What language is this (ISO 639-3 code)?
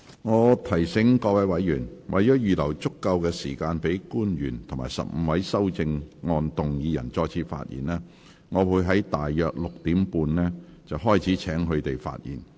yue